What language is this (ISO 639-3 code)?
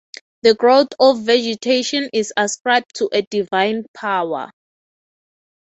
eng